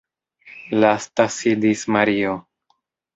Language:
Esperanto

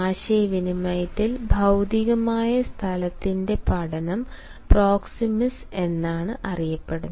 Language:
Malayalam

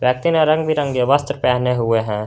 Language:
Hindi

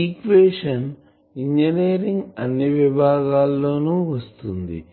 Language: Telugu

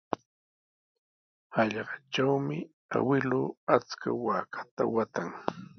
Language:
Sihuas Ancash Quechua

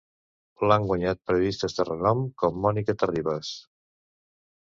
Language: Catalan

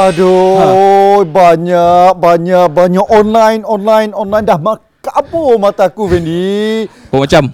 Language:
Malay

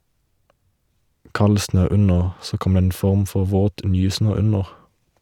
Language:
Norwegian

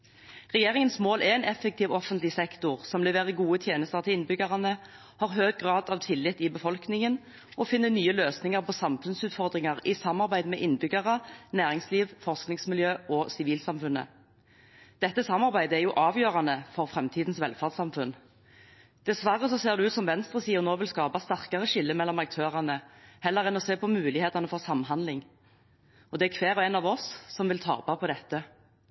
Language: Norwegian Bokmål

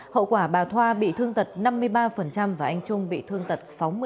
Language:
Vietnamese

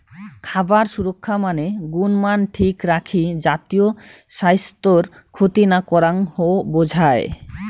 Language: Bangla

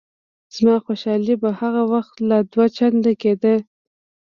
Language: Pashto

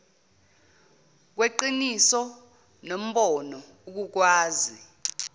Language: Zulu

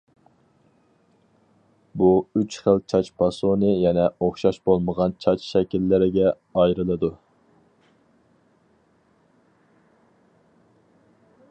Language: Uyghur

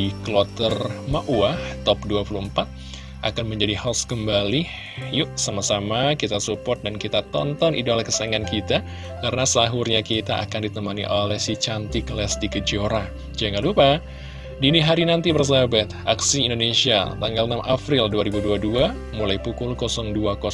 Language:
Indonesian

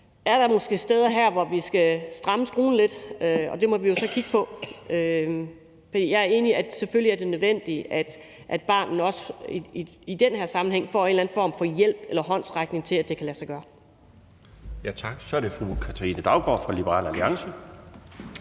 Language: Danish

